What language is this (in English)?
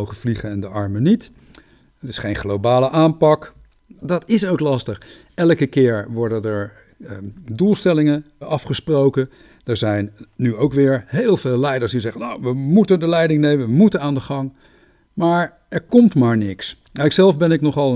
Dutch